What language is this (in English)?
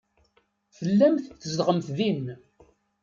Kabyle